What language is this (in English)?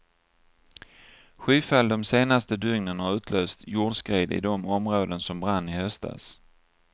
Swedish